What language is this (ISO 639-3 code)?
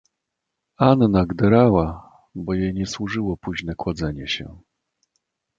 pol